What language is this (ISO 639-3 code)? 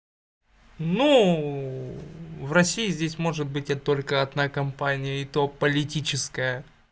rus